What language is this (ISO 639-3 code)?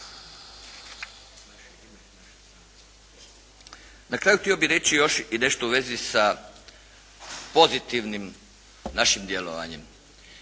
hrv